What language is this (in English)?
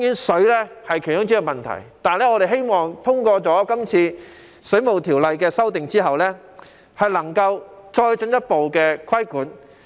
Cantonese